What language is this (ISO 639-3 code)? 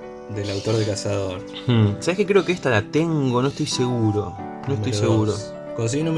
spa